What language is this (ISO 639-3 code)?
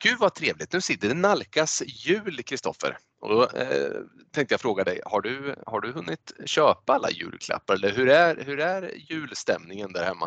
swe